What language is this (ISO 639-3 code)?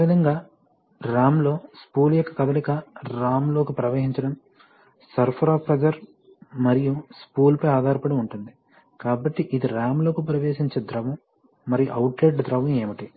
tel